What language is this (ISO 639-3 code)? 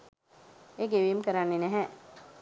sin